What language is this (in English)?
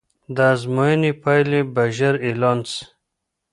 Pashto